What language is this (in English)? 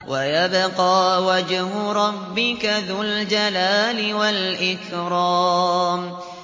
Arabic